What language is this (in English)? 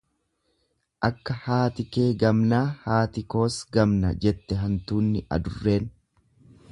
Oromo